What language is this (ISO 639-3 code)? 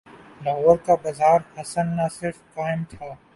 urd